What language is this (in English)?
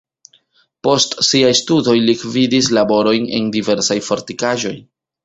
Esperanto